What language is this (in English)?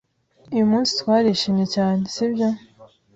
Kinyarwanda